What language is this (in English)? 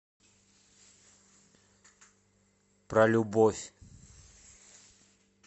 Russian